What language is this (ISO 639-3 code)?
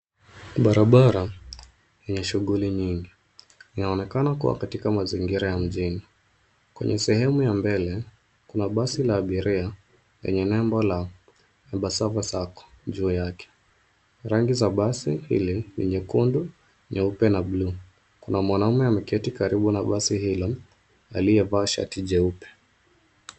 swa